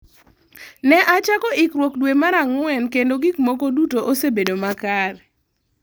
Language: Luo (Kenya and Tanzania)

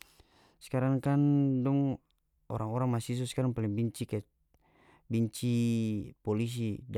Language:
North Moluccan Malay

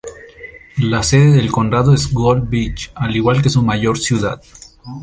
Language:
Spanish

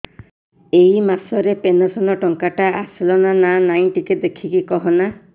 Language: Odia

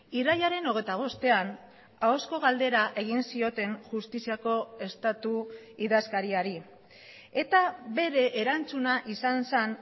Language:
Basque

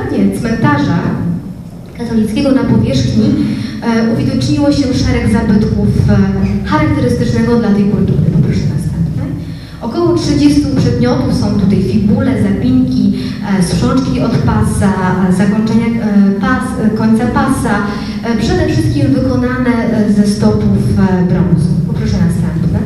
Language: Polish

